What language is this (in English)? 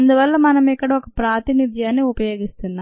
Telugu